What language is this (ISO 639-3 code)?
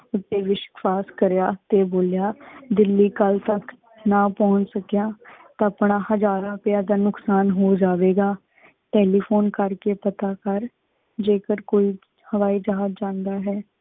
pan